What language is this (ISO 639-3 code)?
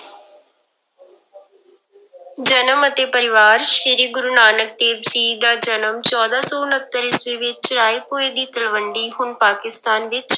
pan